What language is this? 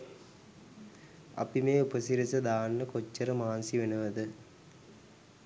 Sinhala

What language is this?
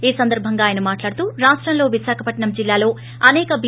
Telugu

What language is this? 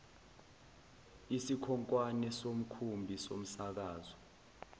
Zulu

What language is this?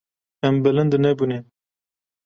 Kurdish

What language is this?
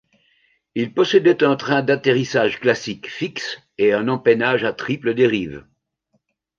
French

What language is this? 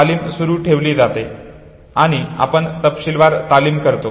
Marathi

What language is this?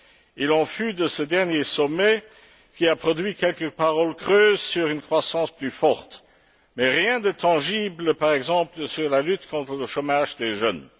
French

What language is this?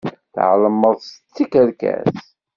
Kabyle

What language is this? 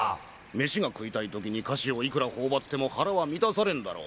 Japanese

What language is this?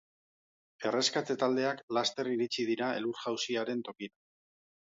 Basque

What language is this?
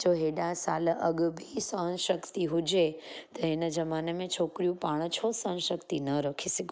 Sindhi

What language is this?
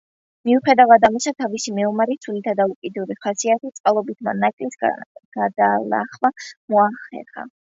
Georgian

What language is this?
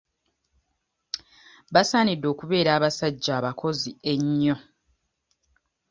Ganda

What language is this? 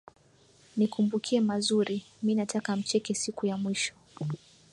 Swahili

